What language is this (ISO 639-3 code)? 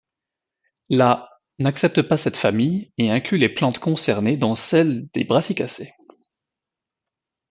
fra